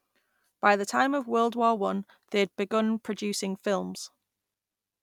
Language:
English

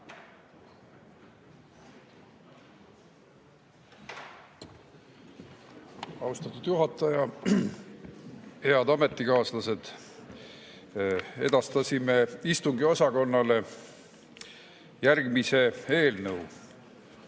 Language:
Estonian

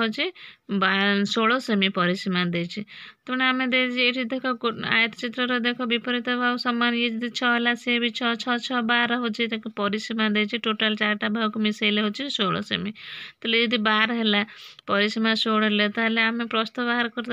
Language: Romanian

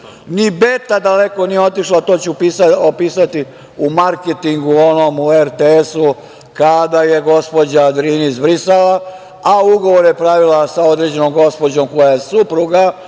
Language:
Serbian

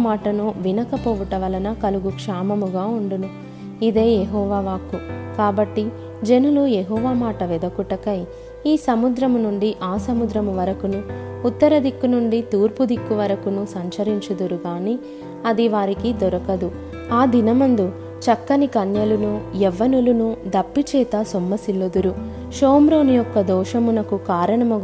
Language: Telugu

